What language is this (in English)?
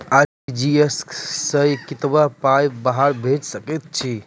Maithili